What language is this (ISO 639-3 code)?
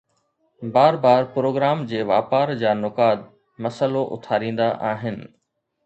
snd